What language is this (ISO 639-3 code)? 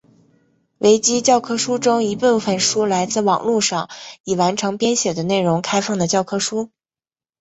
zho